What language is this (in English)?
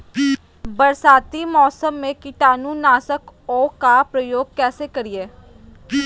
Magahi